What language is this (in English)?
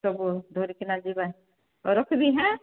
Odia